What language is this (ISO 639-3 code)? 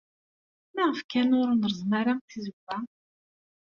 kab